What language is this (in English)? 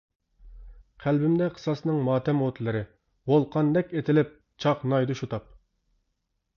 Uyghur